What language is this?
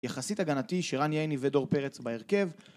Hebrew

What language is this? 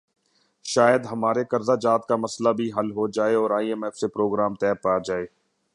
Urdu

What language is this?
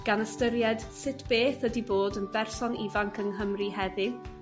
Welsh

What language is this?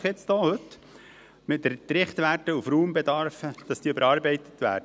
Swiss German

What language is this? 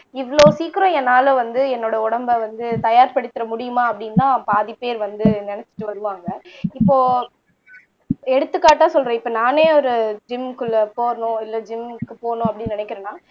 Tamil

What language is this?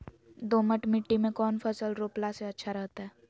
Magahi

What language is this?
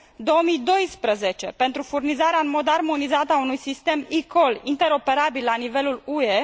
Romanian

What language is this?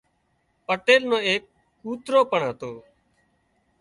Wadiyara Koli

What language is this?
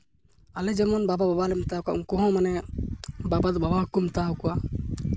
Santali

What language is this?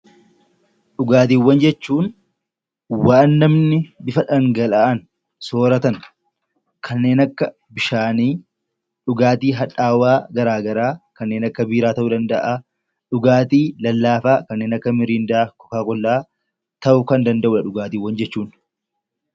Oromo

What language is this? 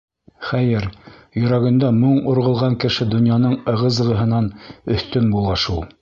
Bashkir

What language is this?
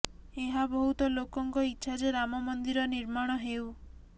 Odia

